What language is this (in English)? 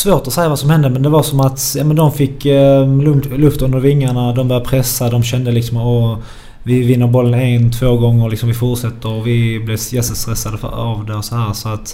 Swedish